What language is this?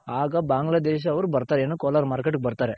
Kannada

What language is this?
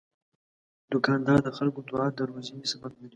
Pashto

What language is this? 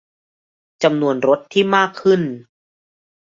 Thai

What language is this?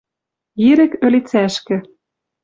Western Mari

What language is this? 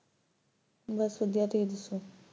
Punjabi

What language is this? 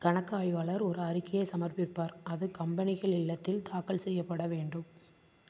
Tamil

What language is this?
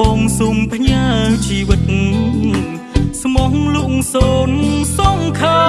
Khmer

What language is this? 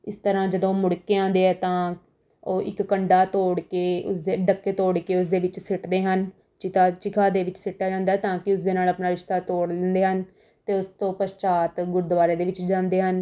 Punjabi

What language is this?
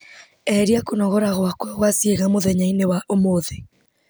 Kikuyu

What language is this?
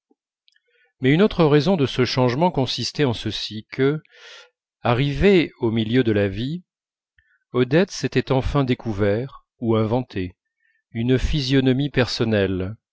French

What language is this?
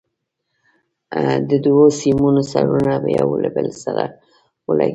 Pashto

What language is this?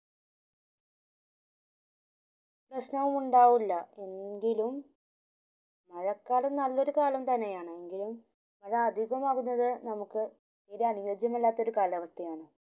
Malayalam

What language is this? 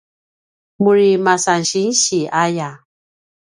Paiwan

